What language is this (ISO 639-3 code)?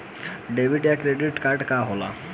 bho